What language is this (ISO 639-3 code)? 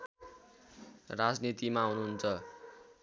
nep